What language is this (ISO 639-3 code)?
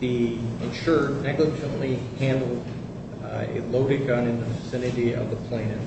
eng